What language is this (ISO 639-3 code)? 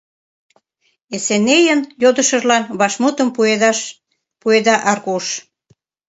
chm